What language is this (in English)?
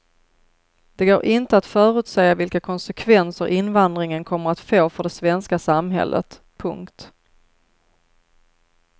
Swedish